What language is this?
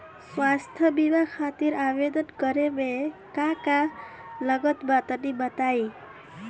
Bhojpuri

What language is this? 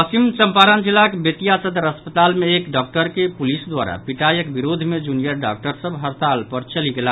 Maithili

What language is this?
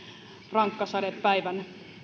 Finnish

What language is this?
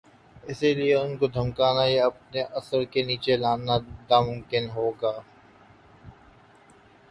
Urdu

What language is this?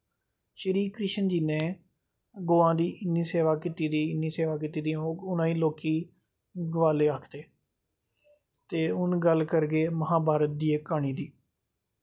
Dogri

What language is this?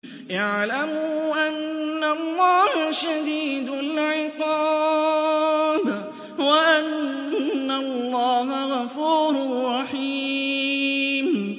Arabic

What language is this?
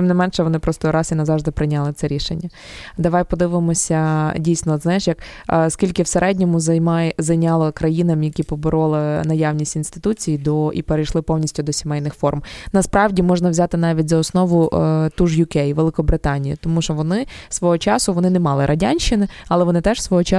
Ukrainian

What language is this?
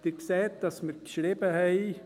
Swiss German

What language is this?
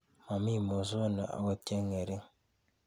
Kalenjin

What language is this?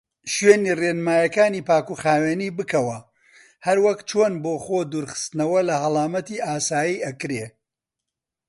Central Kurdish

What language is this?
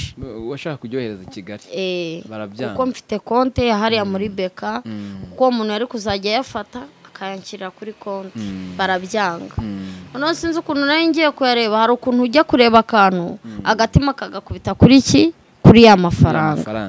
Romanian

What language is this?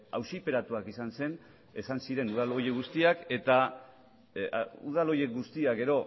Basque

